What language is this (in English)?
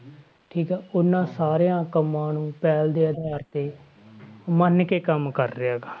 Punjabi